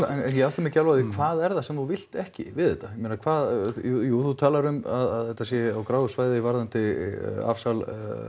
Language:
Icelandic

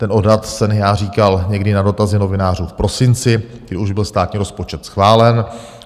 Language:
Czech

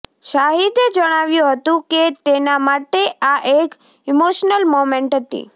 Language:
Gujarati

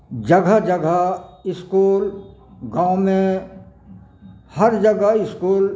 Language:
Maithili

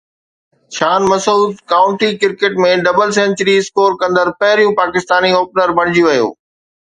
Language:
Sindhi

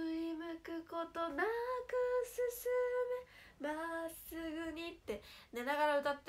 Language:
Japanese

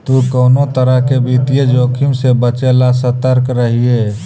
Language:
Magahi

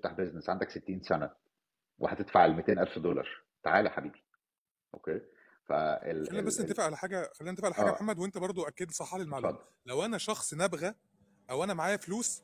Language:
Arabic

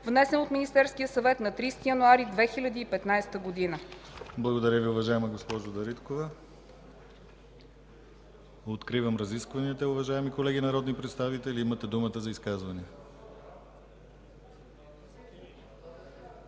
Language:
Bulgarian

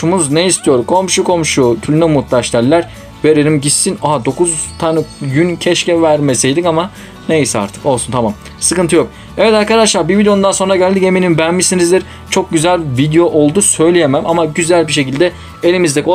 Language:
Turkish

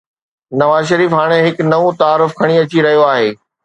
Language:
Sindhi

